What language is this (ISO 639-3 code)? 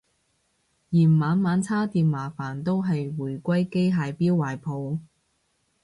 yue